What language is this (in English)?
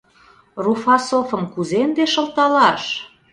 Mari